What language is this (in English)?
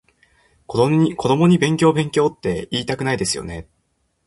Japanese